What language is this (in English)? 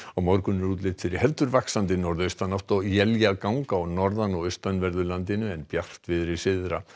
Icelandic